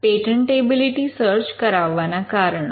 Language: Gujarati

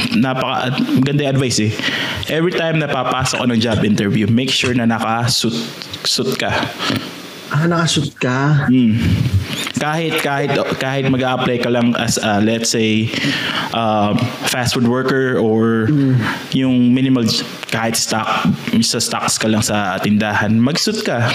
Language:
Filipino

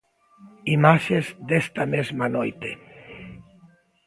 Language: Galician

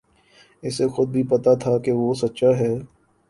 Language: Urdu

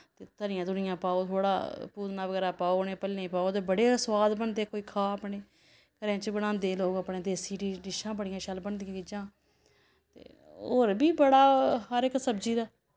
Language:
Dogri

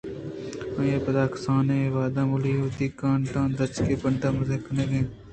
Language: Eastern Balochi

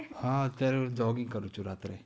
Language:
Gujarati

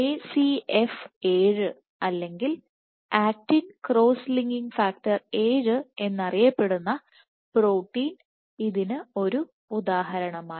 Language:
Malayalam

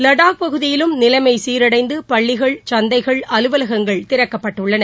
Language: Tamil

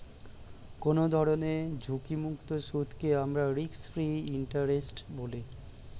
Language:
Bangla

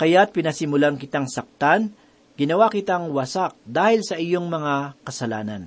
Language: Filipino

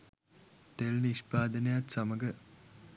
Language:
Sinhala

